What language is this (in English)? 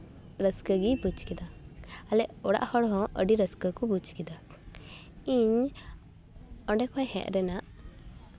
Santali